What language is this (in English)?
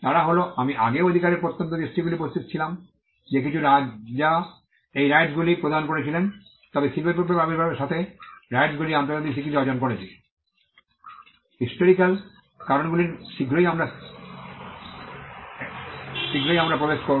Bangla